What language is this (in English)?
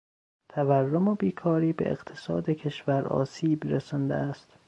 Persian